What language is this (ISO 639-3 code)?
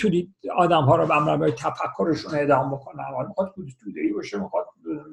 fas